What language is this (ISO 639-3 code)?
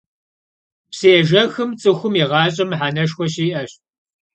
kbd